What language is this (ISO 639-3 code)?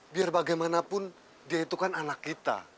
ind